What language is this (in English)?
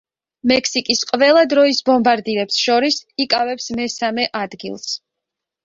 Georgian